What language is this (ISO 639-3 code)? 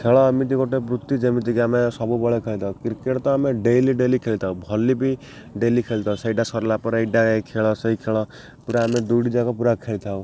ori